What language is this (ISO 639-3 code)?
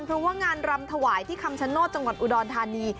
tha